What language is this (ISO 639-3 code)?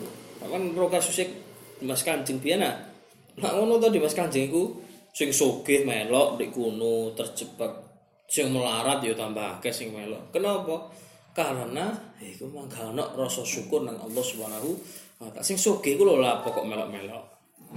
msa